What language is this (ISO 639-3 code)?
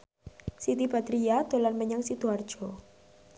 jav